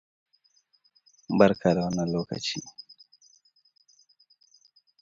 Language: Hausa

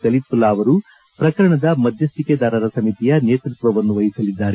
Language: Kannada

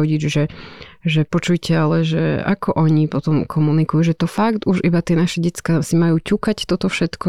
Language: Slovak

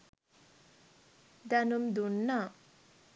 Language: Sinhala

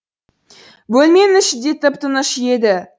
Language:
Kazakh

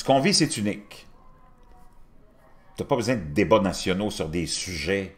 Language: French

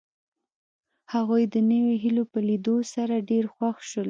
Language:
Pashto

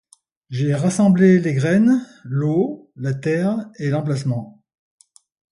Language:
French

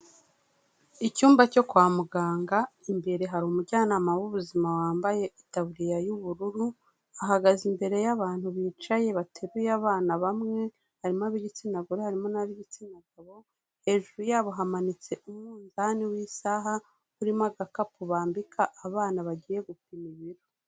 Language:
Kinyarwanda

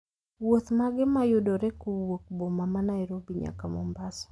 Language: Luo (Kenya and Tanzania)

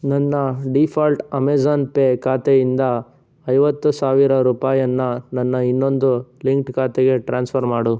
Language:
Kannada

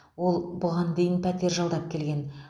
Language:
Kazakh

